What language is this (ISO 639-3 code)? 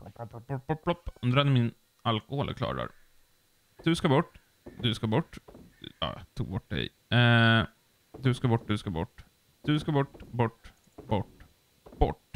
swe